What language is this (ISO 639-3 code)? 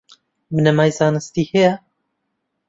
ckb